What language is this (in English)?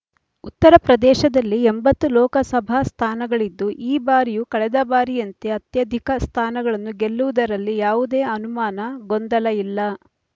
Kannada